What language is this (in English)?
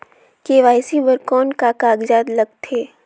Chhattisgarhi